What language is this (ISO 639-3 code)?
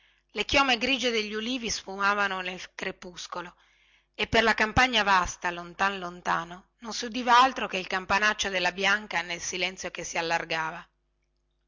ita